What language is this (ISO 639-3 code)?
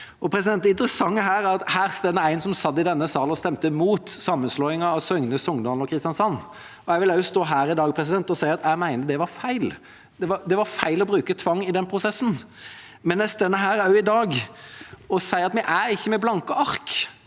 nor